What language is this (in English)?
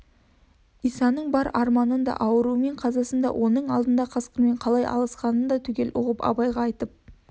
Kazakh